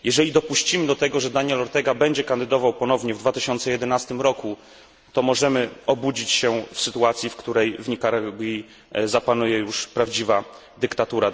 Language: Polish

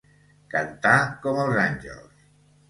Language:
Catalan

